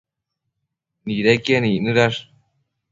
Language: Matsés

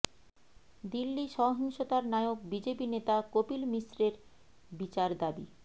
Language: Bangla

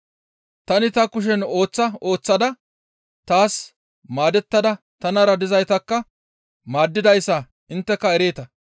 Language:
Gamo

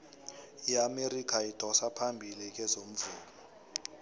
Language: South Ndebele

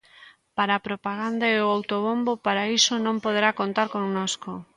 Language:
Galician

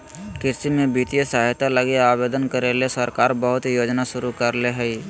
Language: Magahi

